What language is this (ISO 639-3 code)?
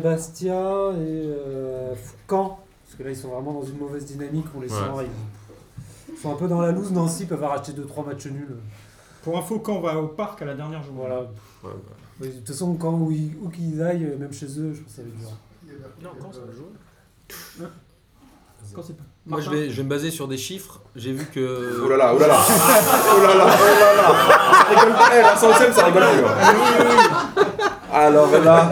fra